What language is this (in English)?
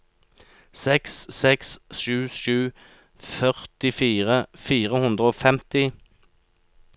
Norwegian